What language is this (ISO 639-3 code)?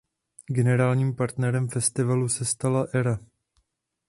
ces